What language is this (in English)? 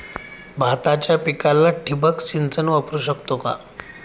Marathi